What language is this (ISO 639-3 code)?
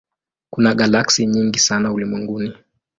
swa